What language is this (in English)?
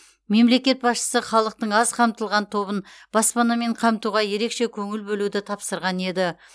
Kazakh